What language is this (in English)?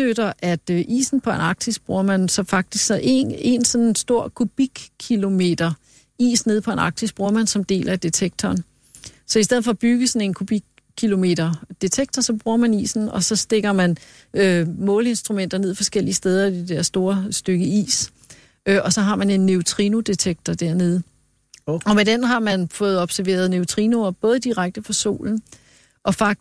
Danish